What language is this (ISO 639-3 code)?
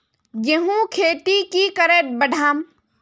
mag